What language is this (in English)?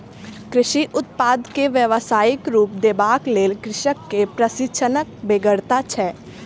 Maithili